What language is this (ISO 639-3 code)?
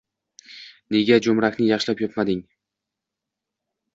uzb